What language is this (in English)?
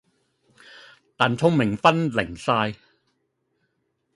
Cantonese